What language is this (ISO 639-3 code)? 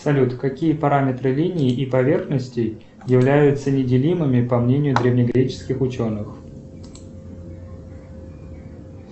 rus